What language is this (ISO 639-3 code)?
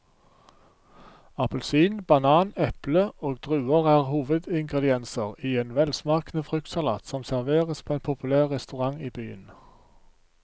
nor